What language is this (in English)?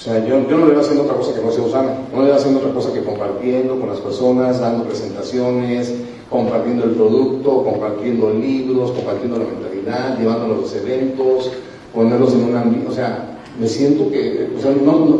Spanish